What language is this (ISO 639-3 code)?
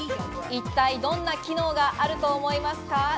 jpn